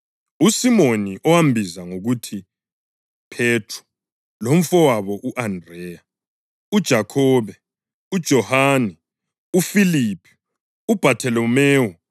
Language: North Ndebele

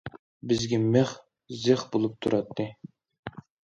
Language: Uyghur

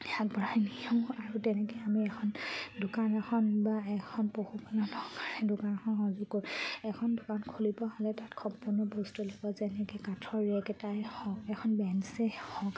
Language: Assamese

